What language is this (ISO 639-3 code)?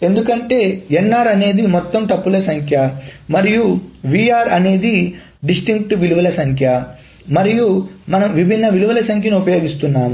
tel